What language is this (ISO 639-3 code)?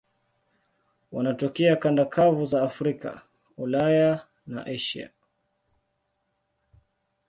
swa